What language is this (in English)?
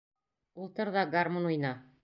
Bashkir